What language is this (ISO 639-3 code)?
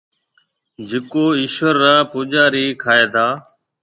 mve